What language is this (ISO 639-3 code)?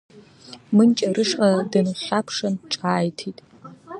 abk